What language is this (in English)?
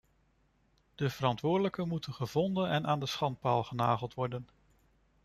Dutch